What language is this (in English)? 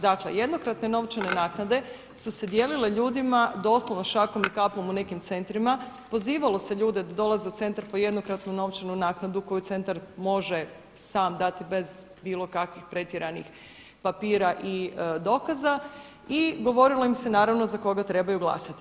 Croatian